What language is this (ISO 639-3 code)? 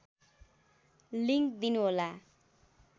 nep